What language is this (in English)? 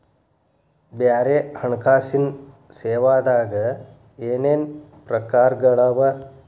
Kannada